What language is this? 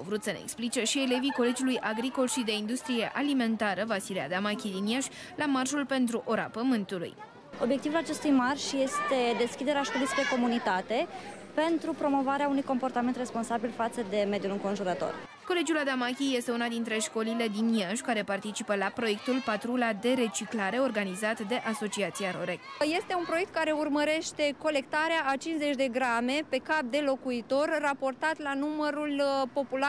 Romanian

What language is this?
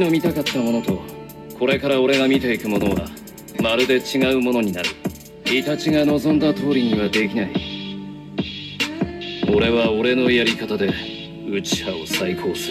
Chinese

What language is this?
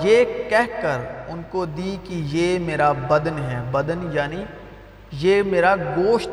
Urdu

